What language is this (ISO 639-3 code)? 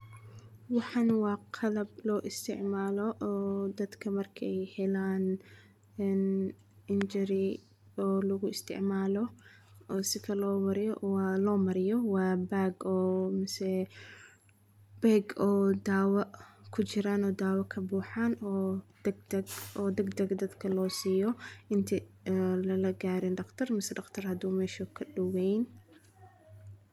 som